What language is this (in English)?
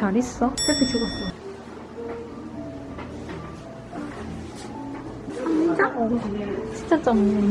Korean